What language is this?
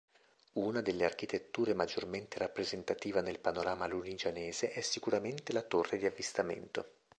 Italian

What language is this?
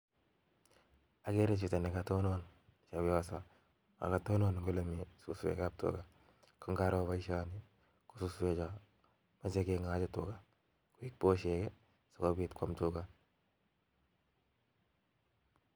Kalenjin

